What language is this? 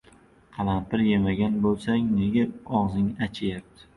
Uzbek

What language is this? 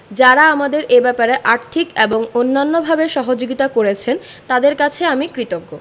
Bangla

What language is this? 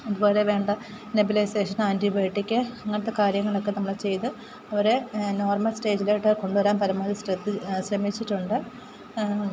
Malayalam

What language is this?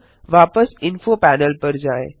Hindi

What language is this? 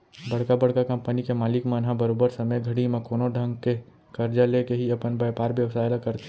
Chhattisgarhi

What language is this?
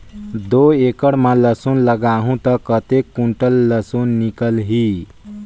Chhattisgarhi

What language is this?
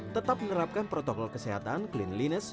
Indonesian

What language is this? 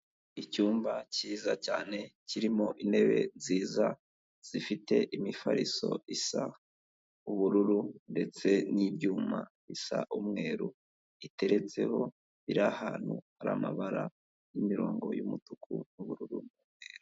Kinyarwanda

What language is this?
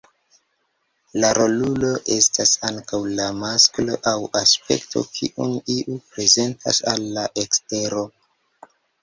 Esperanto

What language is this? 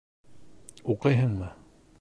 Bashkir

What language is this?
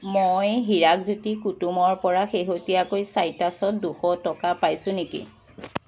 Assamese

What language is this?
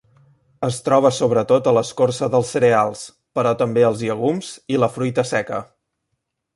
Catalan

